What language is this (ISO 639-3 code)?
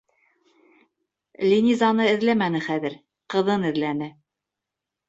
bak